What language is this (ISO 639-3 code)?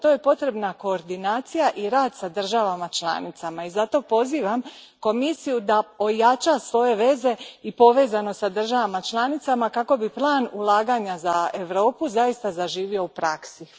hrv